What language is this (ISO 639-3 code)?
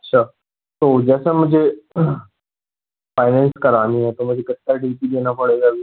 hin